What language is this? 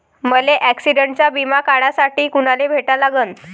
Marathi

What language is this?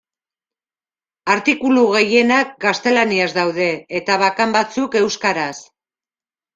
Basque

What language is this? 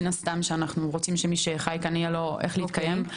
Hebrew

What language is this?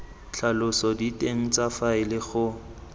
Tswana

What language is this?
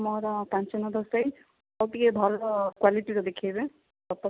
Odia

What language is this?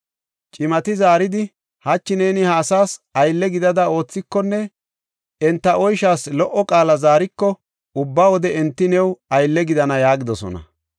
Gofa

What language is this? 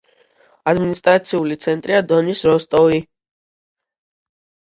Georgian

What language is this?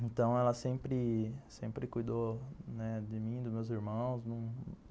Portuguese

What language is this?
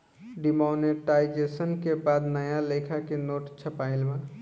Bhojpuri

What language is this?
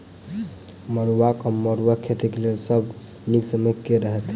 Maithili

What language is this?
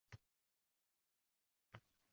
Uzbek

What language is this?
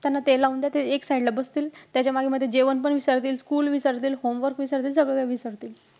Marathi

